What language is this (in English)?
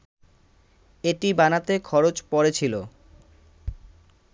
Bangla